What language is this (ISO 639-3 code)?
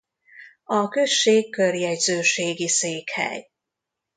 hun